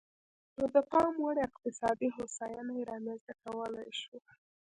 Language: Pashto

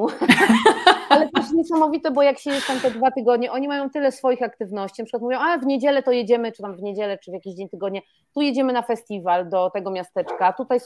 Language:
Polish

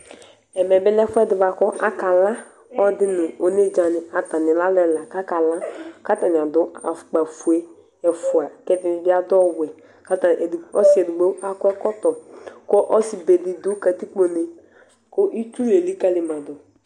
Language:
Ikposo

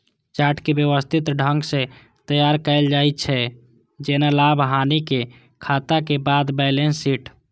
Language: Maithili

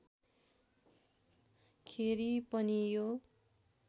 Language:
Nepali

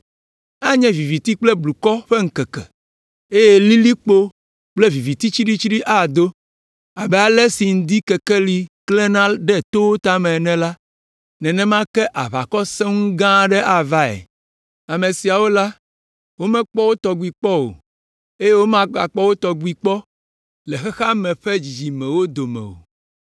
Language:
Ewe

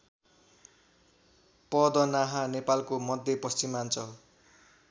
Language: Nepali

